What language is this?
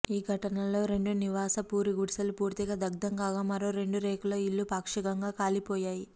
Telugu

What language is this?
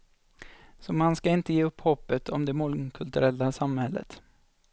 Swedish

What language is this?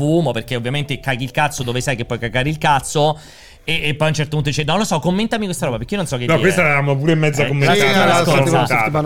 Italian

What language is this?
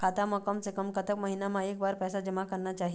Chhattisgarhi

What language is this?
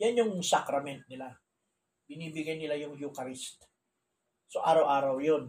Filipino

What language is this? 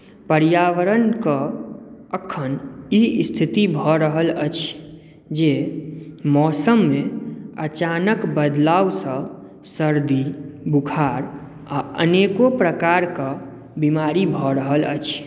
Maithili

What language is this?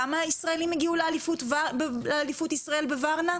Hebrew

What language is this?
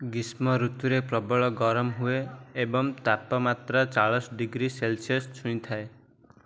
Odia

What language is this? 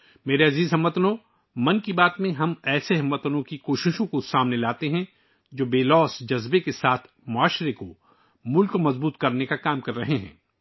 Urdu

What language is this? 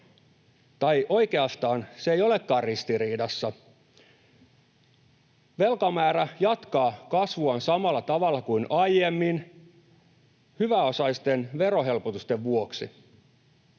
Finnish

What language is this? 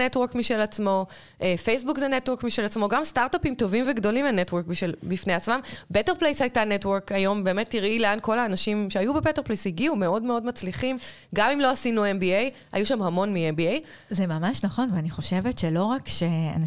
Hebrew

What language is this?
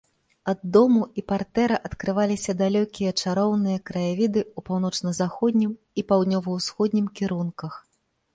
Belarusian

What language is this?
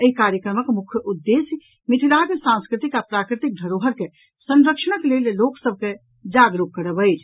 Maithili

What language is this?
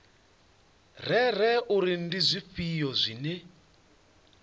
Venda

